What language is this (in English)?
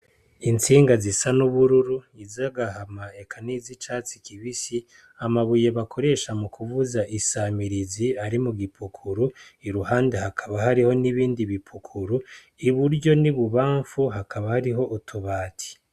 Rundi